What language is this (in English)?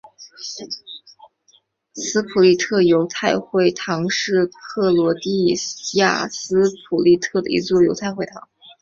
Chinese